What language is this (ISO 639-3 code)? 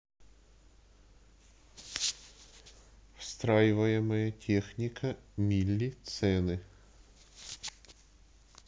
rus